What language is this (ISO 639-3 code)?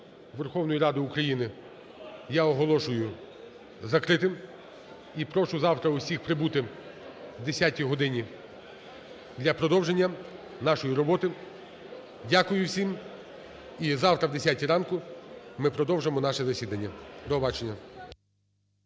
ukr